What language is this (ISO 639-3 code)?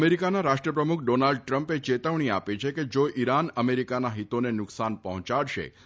guj